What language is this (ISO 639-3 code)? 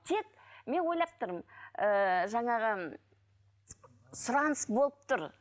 kaz